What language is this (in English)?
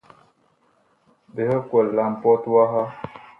Bakoko